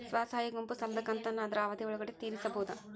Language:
Kannada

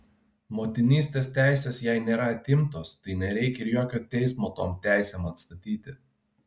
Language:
Lithuanian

